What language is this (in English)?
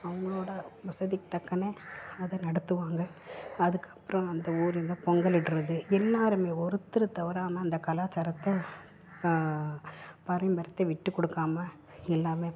Tamil